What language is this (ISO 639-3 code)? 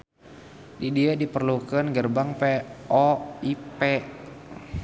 sun